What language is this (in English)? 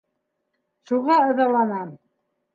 Bashkir